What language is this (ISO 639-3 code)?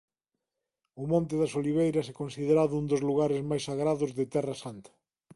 glg